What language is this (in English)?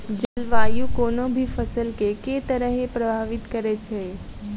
Maithili